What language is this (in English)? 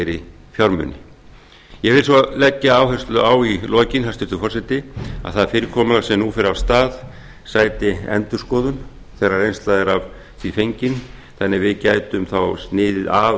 Icelandic